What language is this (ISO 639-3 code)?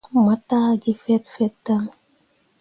mua